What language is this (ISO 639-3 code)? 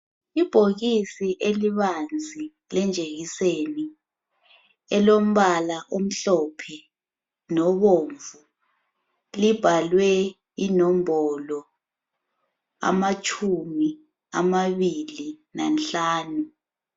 nde